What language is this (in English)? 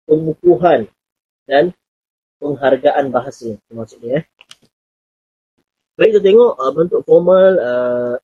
Malay